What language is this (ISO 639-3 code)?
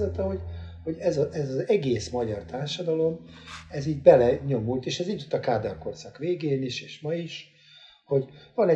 hun